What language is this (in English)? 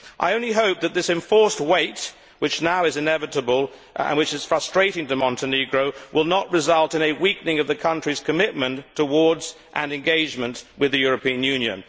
English